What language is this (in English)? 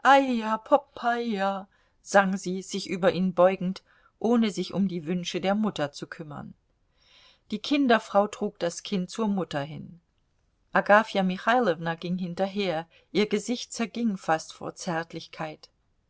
German